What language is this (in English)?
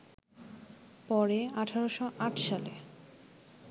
Bangla